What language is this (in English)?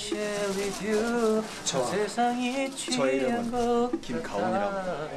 Korean